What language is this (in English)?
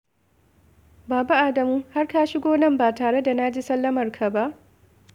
Hausa